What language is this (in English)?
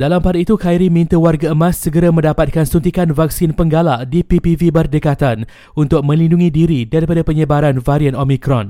Malay